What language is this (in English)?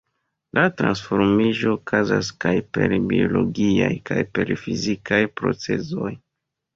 Esperanto